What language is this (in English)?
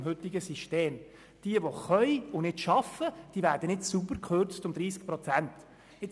Swiss German